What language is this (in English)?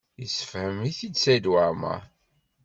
Kabyle